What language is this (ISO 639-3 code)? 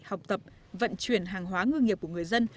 vie